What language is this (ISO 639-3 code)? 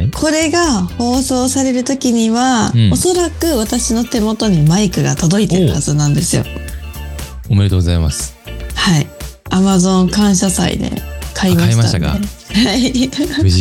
jpn